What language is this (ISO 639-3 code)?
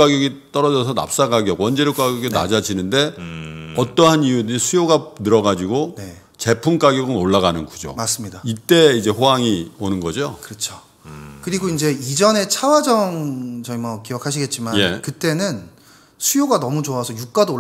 kor